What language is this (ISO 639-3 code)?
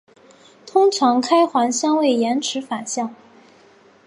zho